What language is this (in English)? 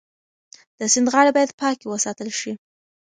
Pashto